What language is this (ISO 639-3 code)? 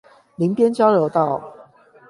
zho